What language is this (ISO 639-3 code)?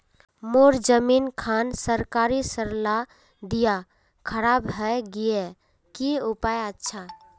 mag